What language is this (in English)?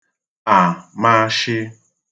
Igbo